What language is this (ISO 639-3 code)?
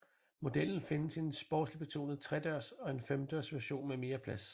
dan